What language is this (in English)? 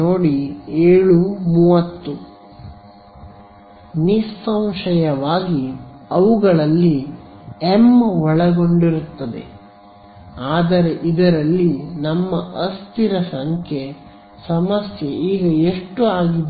Kannada